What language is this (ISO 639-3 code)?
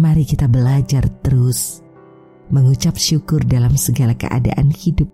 ind